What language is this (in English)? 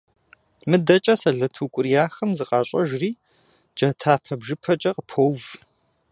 Kabardian